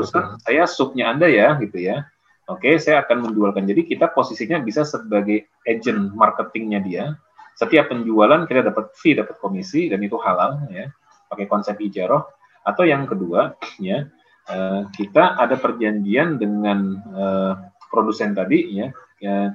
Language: Indonesian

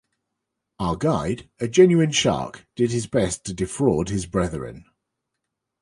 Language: English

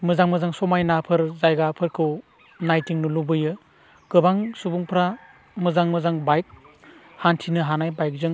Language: Bodo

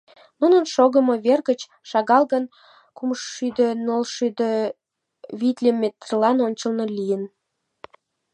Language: Mari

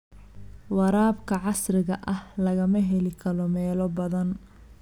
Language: Somali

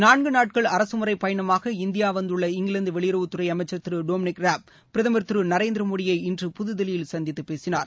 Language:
Tamil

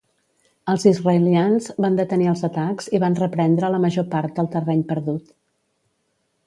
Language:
Catalan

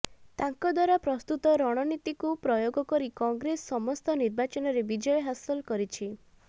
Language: Odia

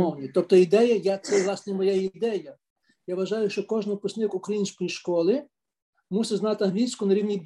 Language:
Ukrainian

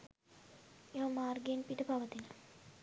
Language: Sinhala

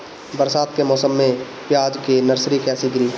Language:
Bhojpuri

